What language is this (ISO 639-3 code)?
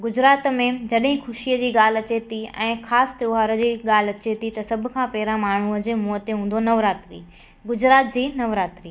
snd